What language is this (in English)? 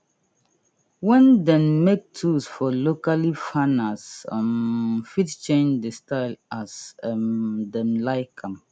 Nigerian Pidgin